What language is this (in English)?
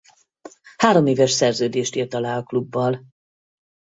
Hungarian